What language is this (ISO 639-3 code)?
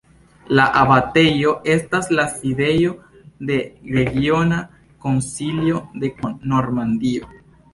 epo